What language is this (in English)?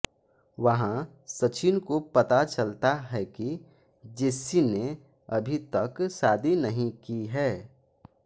Hindi